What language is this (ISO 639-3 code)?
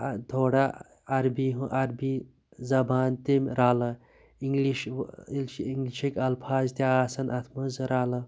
kas